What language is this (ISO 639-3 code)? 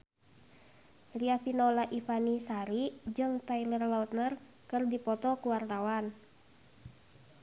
sun